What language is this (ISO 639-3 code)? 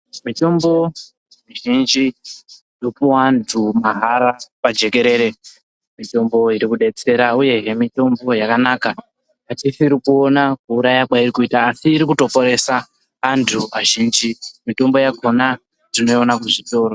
ndc